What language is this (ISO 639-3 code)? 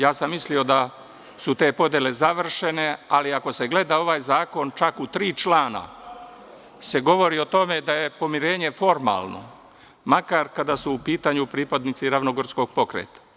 srp